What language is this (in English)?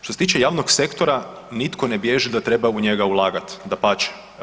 Croatian